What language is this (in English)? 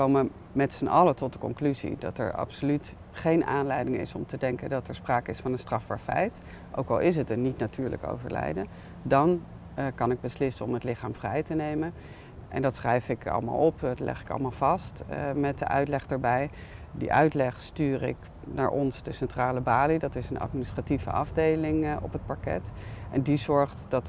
Dutch